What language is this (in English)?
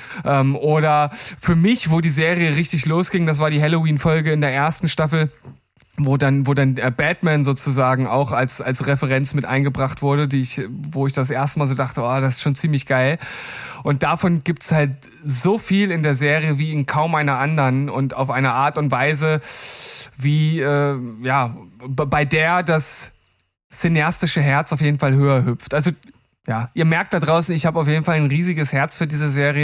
German